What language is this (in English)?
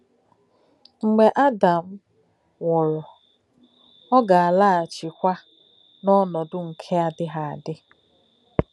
Igbo